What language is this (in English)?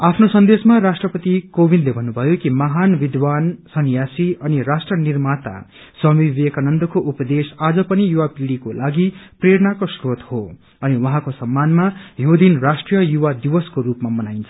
Nepali